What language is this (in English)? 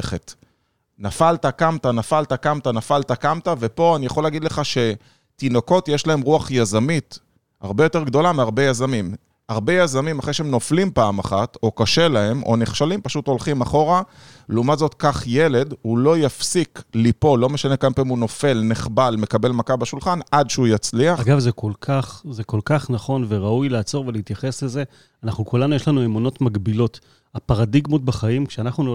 Hebrew